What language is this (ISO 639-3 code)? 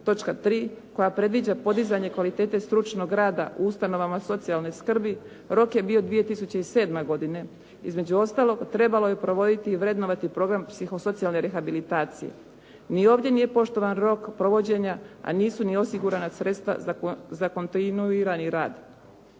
hrv